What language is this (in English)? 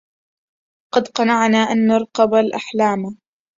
Arabic